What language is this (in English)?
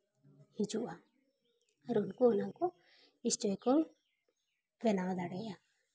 Santali